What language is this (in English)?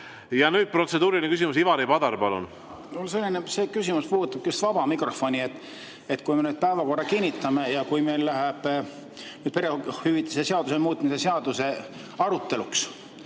Estonian